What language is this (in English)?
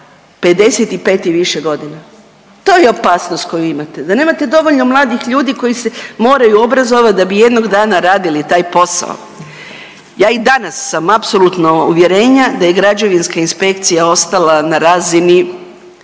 Croatian